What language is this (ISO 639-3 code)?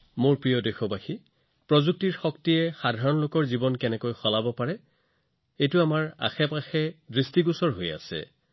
asm